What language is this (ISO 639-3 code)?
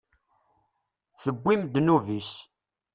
kab